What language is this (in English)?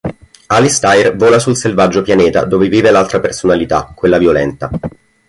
Italian